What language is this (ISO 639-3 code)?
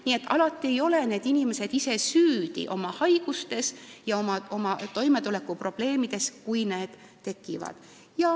est